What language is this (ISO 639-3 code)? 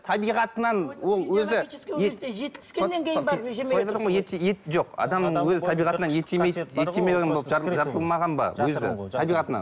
kaz